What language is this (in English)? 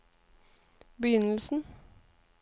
Norwegian